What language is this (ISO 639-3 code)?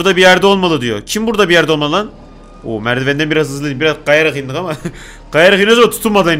tur